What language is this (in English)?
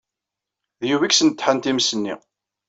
Kabyle